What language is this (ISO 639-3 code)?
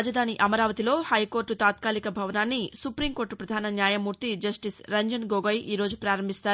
tel